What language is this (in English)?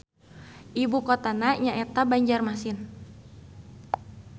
Sundanese